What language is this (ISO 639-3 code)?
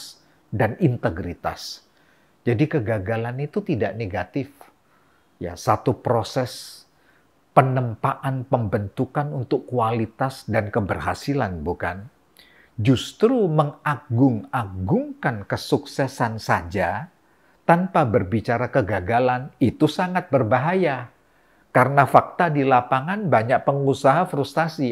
ind